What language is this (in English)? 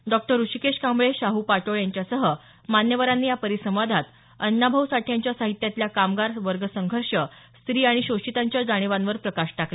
Marathi